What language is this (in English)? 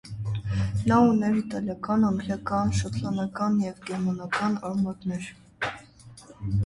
Armenian